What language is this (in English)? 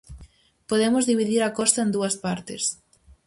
Galician